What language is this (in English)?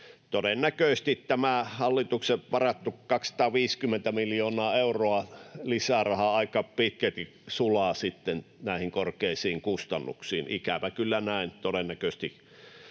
Finnish